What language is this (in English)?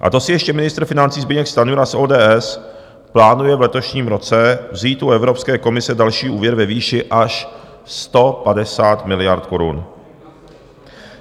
Czech